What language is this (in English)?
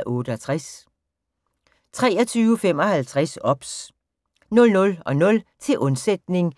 Danish